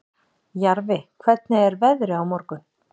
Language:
Icelandic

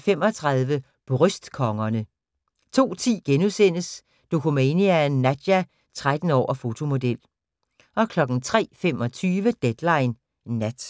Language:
Danish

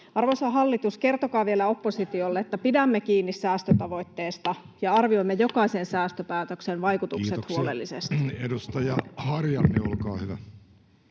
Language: Finnish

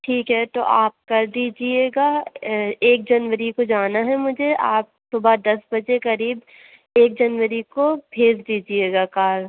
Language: Urdu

